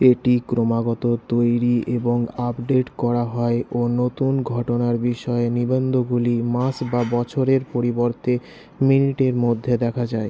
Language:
Bangla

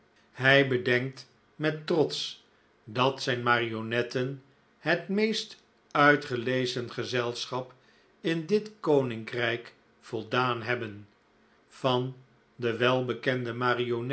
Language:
Dutch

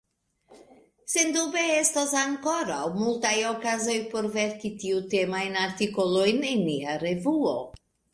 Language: Esperanto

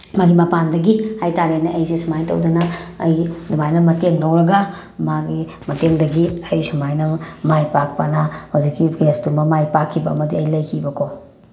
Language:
Manipuri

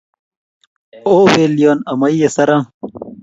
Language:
Kalenjin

